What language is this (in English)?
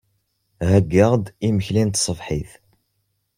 Kabyle